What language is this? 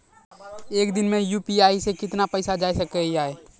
Maithili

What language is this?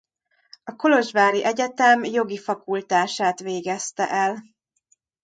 Hungarian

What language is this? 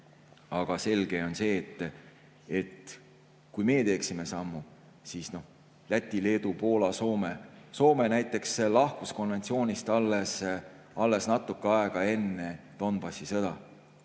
Estonian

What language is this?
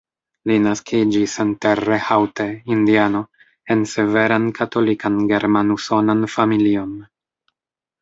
Esperanto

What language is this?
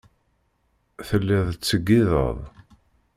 Kabyle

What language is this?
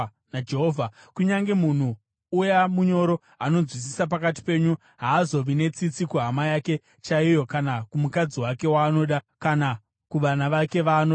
Shona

